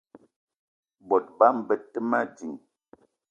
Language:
Eton (Cameroon)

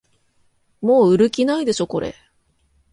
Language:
Japanese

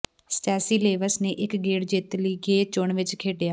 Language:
Punjabi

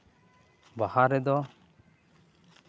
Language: Santali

